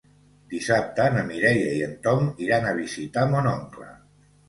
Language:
Catalan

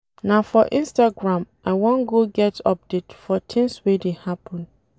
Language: Nigerian Pidgin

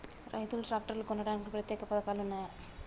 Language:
Telugu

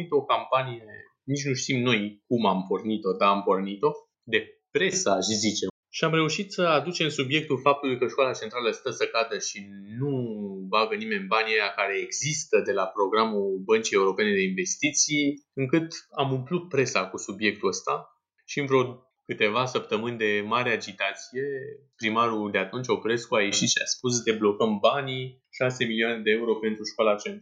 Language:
Romanian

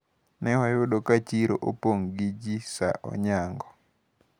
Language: Luo (Kenya and Tanzania)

